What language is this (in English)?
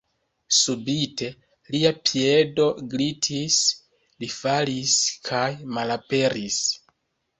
Esperanto